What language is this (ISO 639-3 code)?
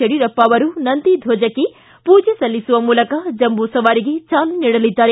kan